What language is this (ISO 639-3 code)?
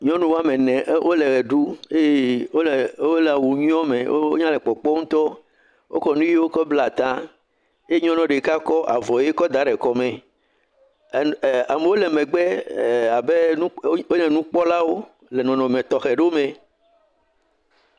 ewe